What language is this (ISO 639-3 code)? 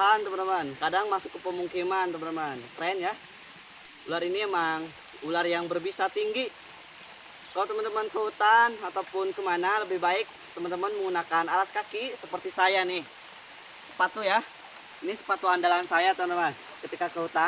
ind